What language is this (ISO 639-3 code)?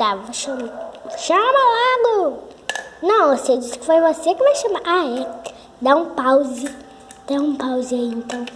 por